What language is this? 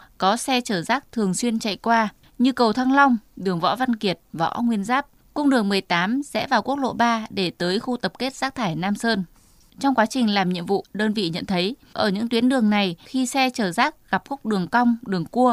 Vietnamese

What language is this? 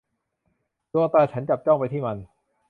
Thai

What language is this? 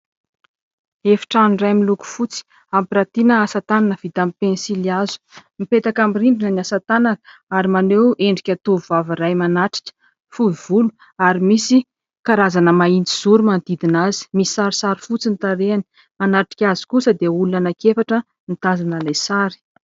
Malagasy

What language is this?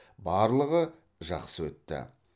Kazakh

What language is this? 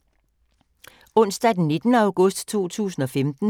Danish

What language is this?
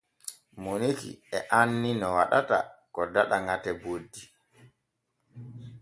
Borgu Fulfulde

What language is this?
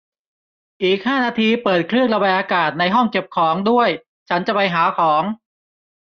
Thai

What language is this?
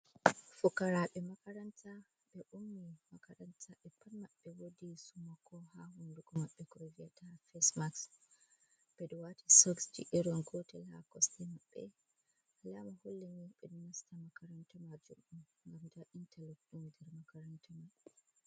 Fula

